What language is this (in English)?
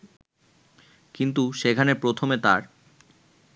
Bangla